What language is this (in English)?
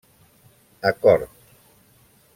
Catalan